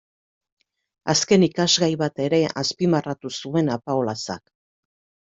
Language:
Basque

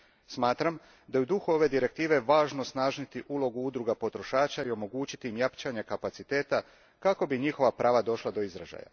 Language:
Croatian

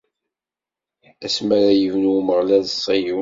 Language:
Kabyle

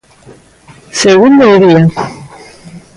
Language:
Galician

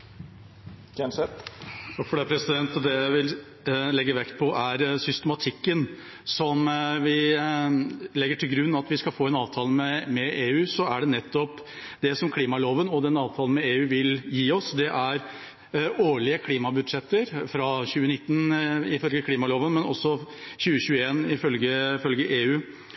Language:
Norwegian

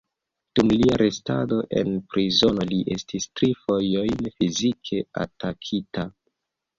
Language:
Esperanto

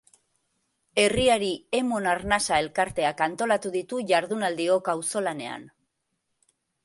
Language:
Basque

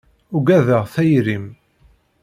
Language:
Kabyle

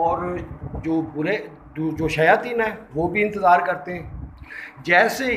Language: Hindi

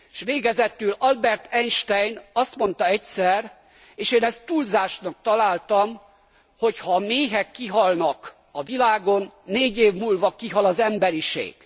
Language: Hungarian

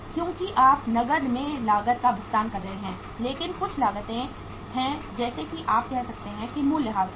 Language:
Hindi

